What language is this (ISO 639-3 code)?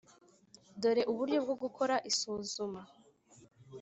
kin